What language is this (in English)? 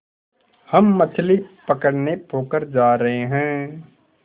Hindi